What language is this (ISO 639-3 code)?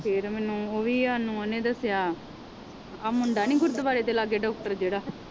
pan